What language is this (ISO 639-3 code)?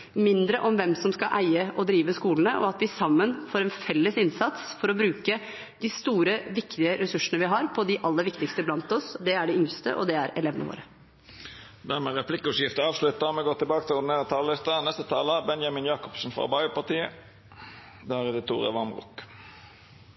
nor